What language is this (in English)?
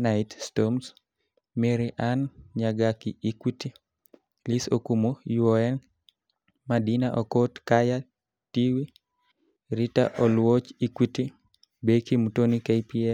Kalenjin